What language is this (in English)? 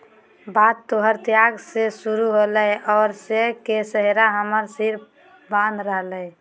Magahi